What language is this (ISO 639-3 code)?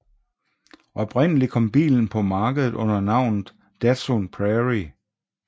dan